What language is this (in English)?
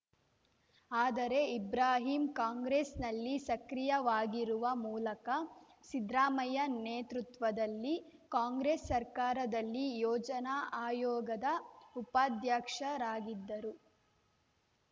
Kannada